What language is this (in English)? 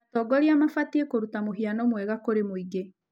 Kikuyu